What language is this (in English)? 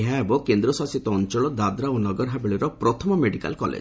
Odia